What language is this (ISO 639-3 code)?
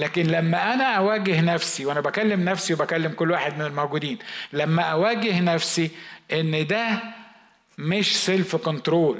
ara